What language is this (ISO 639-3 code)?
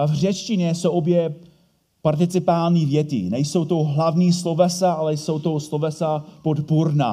ces